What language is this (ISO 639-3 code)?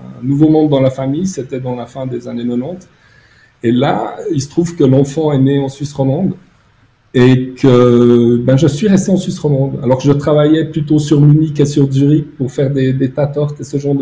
fra